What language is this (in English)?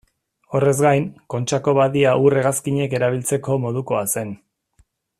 Basque